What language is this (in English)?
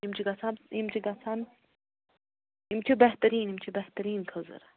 Kashmiri